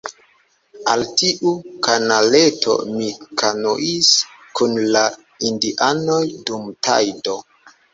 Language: Esperanto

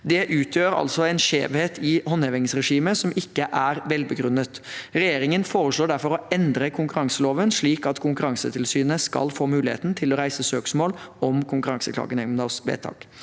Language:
Norwegian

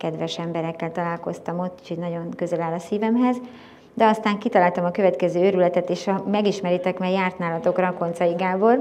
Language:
Hungarian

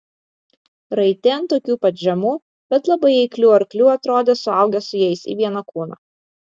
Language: Lithuanian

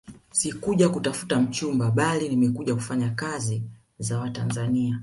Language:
Swahili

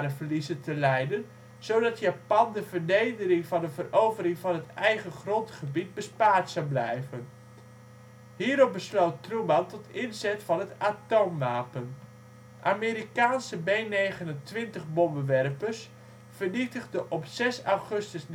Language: Dutch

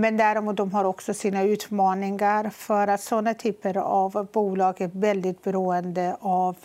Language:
Swedish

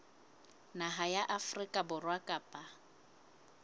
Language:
Southern Sotho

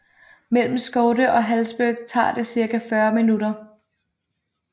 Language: Danish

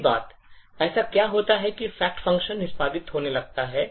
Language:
Hindi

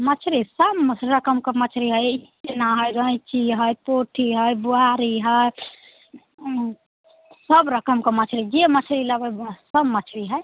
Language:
Maithili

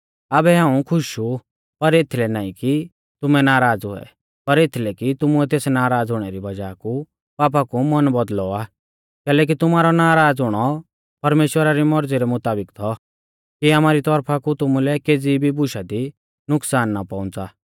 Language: Mahasu Pahari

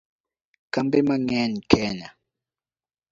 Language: Luo (Kenya and Tanzania)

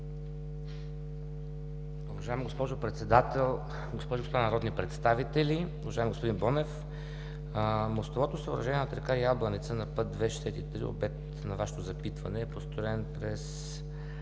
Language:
Bulgarian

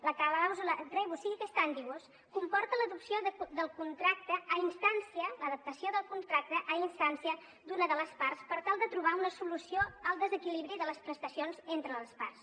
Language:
Catalan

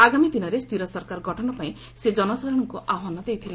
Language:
Odia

